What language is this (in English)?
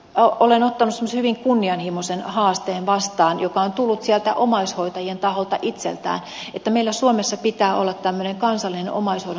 Finnish